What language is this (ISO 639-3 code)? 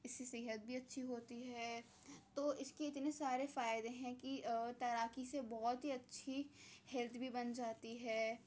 urd